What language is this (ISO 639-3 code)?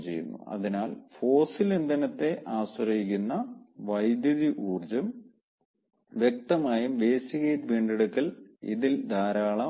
mal